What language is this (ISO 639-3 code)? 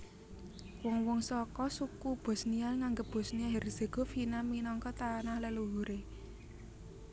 jav